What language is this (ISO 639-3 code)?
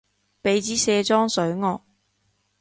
yue